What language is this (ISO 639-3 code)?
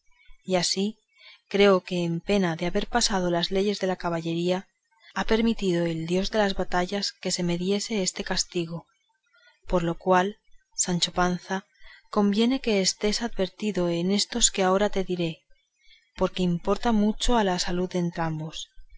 spa